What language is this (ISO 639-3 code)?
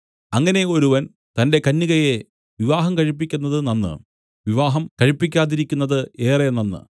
mal